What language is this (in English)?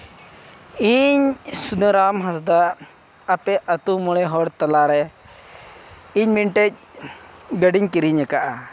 Santali